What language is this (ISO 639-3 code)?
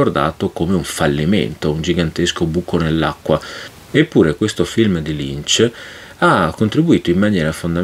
ita